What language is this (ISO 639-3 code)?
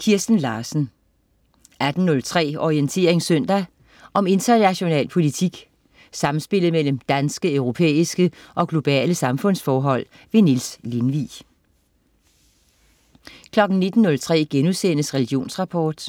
dan